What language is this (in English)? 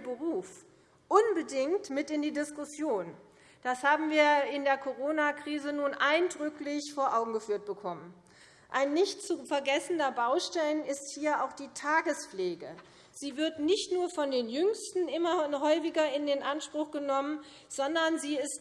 German